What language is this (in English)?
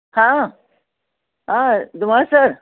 Marathi